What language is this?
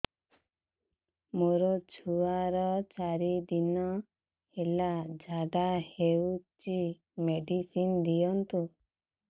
Odia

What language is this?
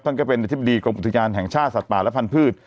Thai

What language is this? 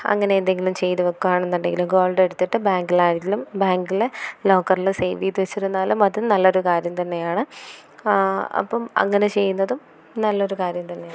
Malayalam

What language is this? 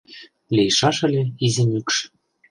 Mari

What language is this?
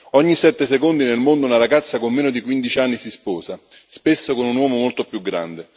Italian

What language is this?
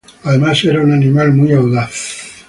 Spanish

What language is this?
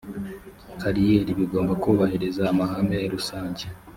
Kinyarwanda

